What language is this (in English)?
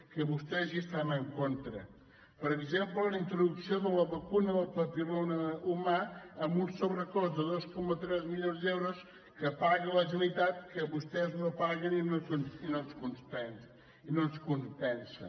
Catalan